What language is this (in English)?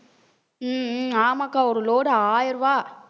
Tamil